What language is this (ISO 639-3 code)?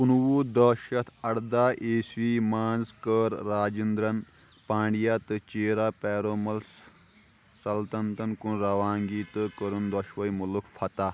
kas